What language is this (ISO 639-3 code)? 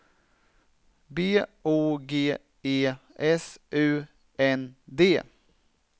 swe